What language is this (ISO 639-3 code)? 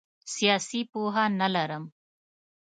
pus